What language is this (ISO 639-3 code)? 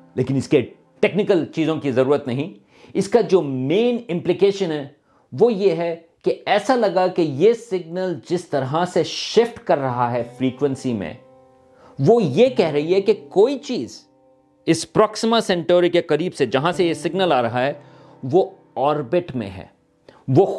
urd